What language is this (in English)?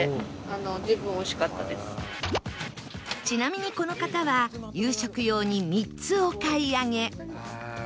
Japanese